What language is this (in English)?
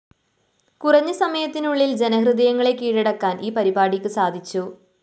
Malayalam